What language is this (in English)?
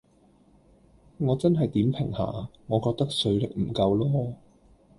Cantonese